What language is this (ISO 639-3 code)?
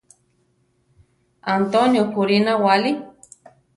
tar